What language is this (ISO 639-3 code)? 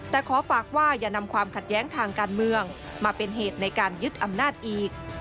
tha